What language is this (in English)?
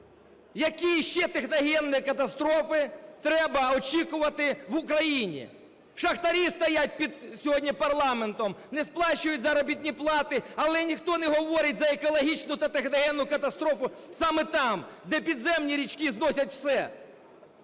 Ukrainian